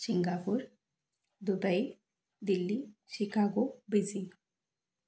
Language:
Marathi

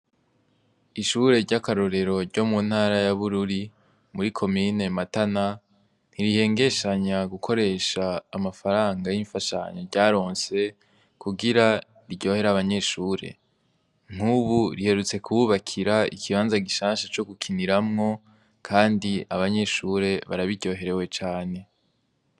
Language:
Rundi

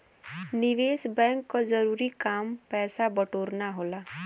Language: Bhojpuri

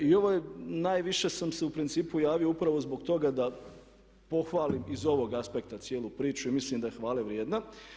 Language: Croatian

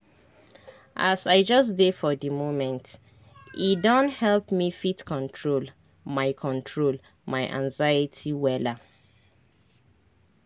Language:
Nigerian Pidgin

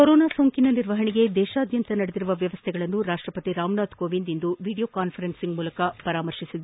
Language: Kannada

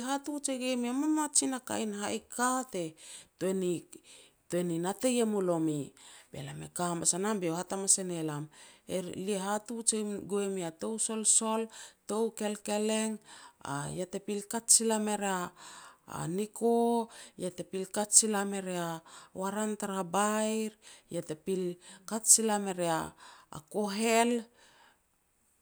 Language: Petats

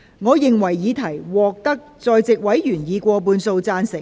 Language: Cantonese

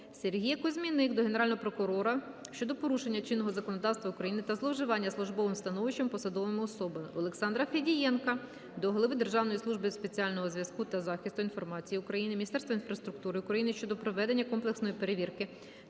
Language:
Ukrainian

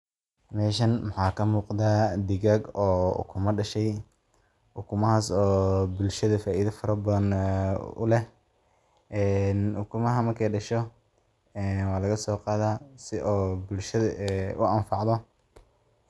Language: Somali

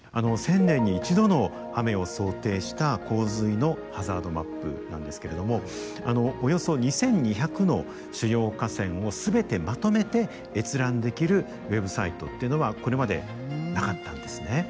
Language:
Japanese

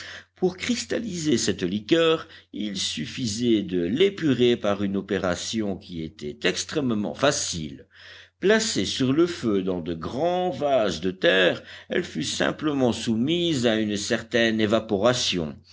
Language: French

